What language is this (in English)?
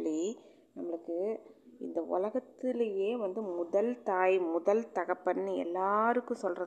Tamil